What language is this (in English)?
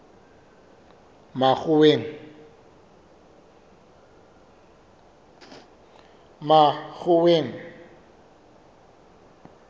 Southern Sotho